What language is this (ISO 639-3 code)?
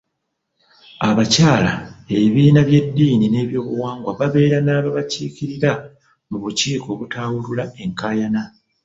lug